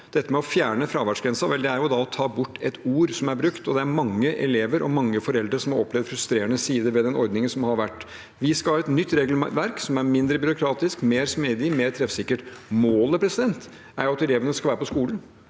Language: Norwegian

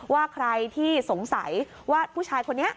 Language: Thai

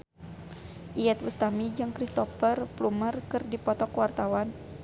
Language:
Sundanese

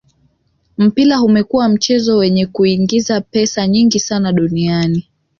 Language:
Swahili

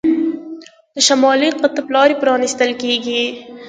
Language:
Pashto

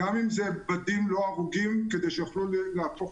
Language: Hebrew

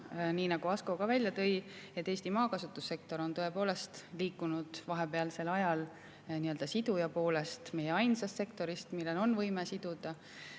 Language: Estonian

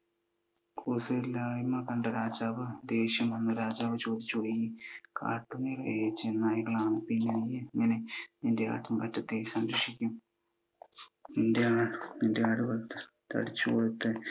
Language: Malayalam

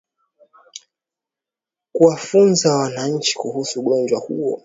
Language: Swahili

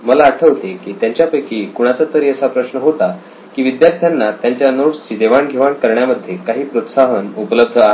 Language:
Marathi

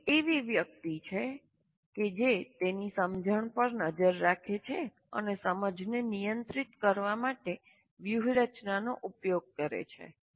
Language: Gujarati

